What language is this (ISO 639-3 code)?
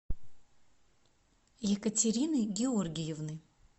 rus